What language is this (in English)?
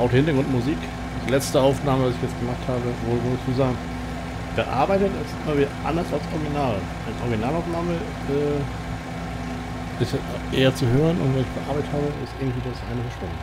German